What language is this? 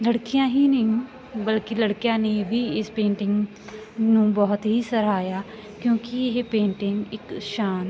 Punjabi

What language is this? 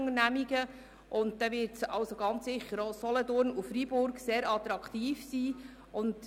Swiss German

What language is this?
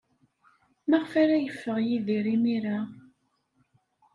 Kabyle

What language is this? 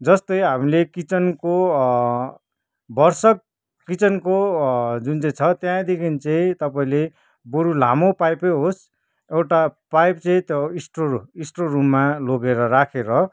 Nepali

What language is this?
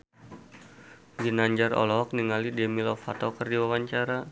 Sundanese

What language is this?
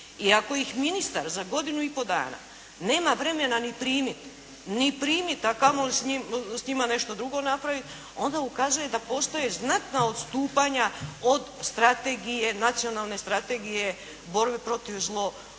Croatian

